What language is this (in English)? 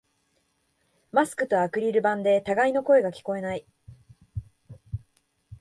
Japanese